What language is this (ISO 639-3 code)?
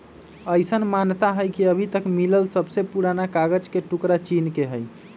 mag